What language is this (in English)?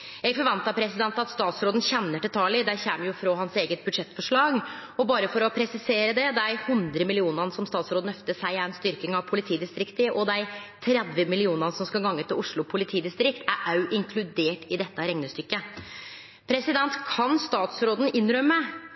Norwegian Nynorsk